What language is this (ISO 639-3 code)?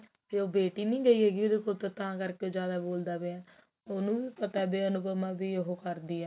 pan